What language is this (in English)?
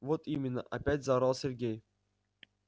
Russian